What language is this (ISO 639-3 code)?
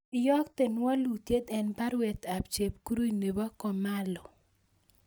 kln